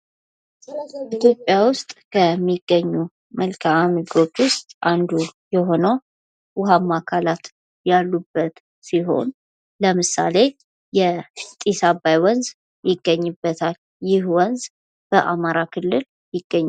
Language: Amharic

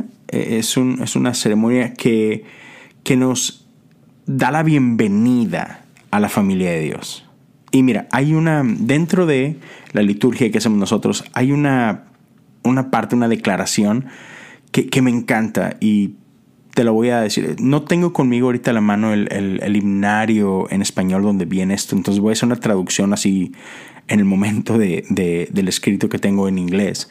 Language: Spanish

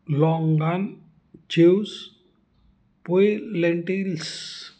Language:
Marathi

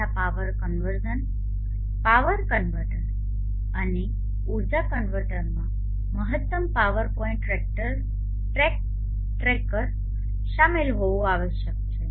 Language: Gujarati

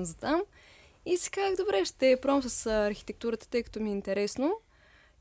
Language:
Bulgarian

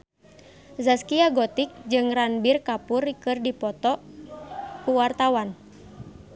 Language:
Sundanese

